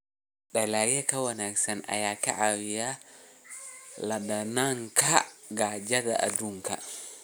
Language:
Somali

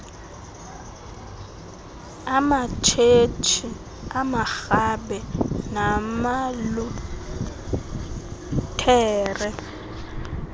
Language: Xhosa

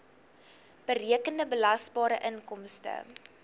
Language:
Afrikaans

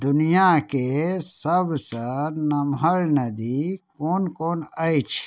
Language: Maithili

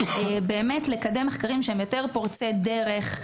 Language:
Hebrew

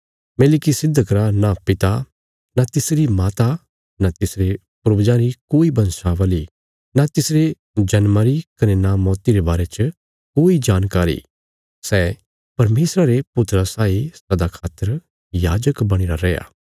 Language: Bilaspuri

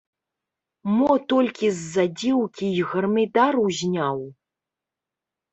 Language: Belarusian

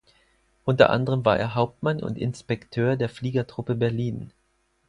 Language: German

